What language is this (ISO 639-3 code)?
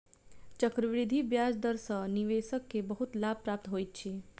mai